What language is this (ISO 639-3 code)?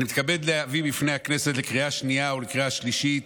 heb